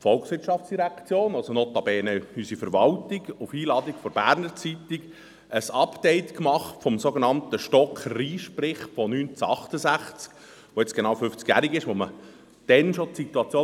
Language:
Swiss German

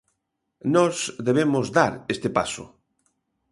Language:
Galician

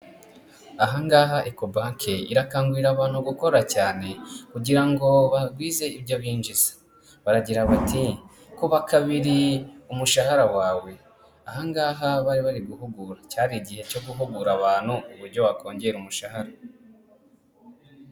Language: Kinyarwanda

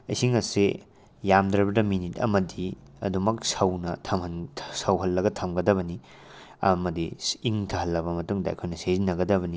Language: Manipuri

